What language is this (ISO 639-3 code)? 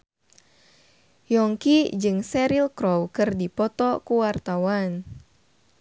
sun